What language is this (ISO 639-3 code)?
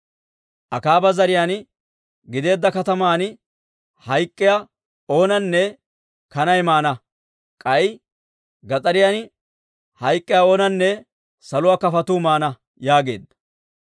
dwr